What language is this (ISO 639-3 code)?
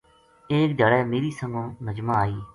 gju